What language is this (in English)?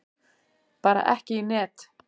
Icelandic